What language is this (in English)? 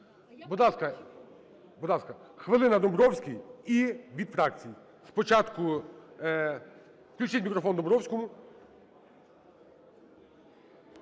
Ukrainian